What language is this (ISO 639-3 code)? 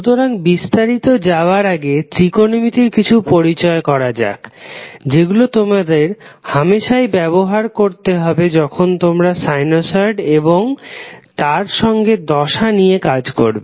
ben